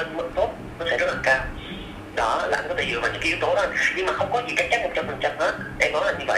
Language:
Vietnamese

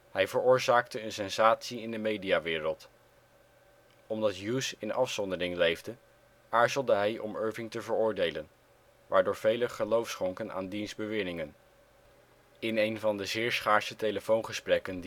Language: Dutch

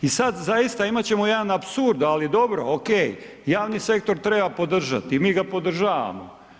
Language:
Croatian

